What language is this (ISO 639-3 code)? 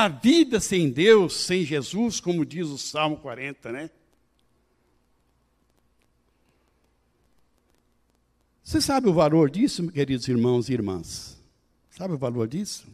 por